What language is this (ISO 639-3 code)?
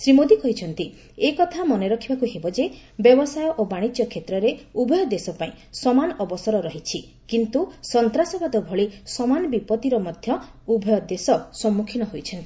ori